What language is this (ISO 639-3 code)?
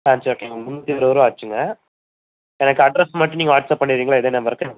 tam